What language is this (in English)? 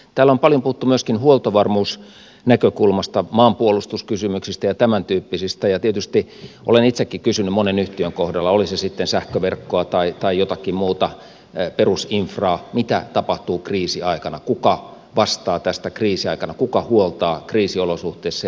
Finnish